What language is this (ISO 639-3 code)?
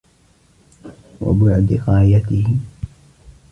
ara